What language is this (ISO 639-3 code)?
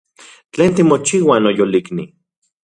ncx